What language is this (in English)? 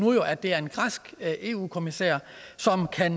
Danish